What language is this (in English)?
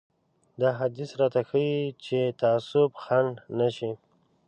Pashto